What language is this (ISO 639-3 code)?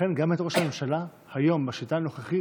heb